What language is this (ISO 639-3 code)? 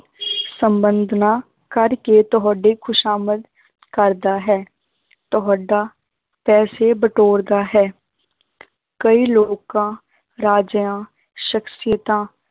pan